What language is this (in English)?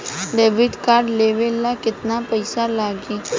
Bhojpuri